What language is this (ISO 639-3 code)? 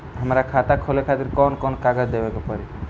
bho